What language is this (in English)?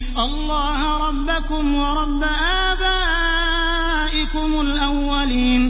Arabic